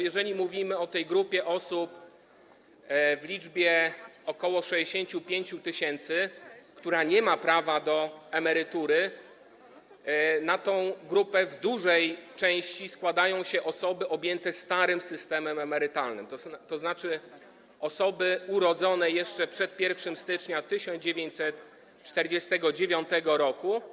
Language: Polish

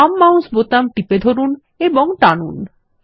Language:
Bangla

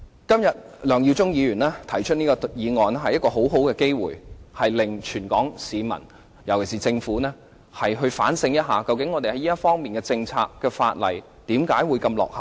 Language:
Cantonese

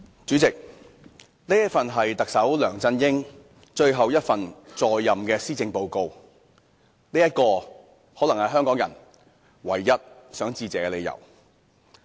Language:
Cantonese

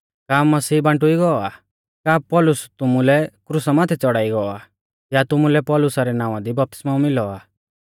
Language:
Mahasu Pahari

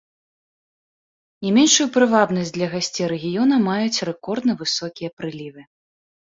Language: Belarusian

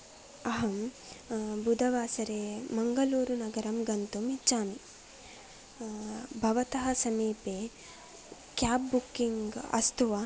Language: Sanskrit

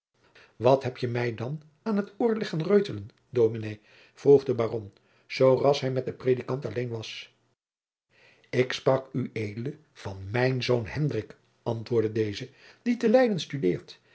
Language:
Dutch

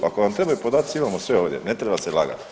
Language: Croatian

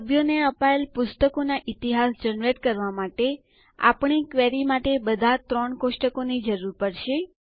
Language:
Gujarati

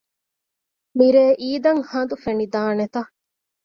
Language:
Divehi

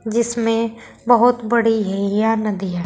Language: Hindi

